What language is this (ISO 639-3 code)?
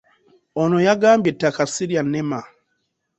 lug